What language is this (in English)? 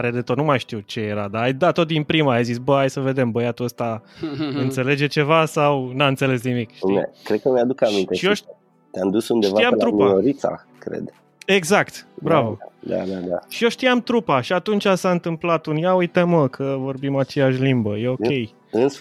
Romanian